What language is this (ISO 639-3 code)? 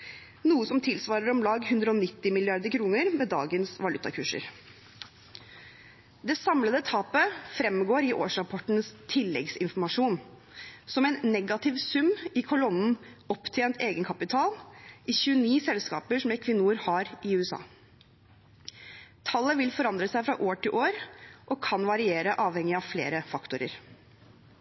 nob